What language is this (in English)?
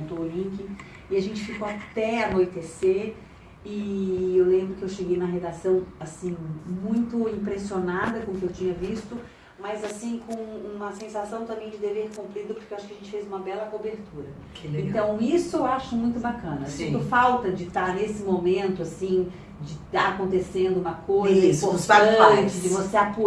Portuguese